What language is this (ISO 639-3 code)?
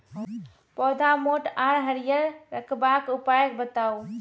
mai